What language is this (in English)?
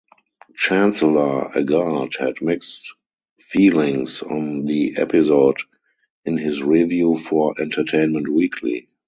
English